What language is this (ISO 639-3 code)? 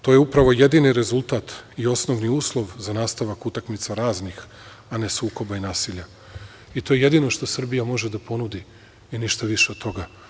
srp